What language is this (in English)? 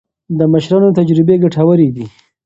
Pashto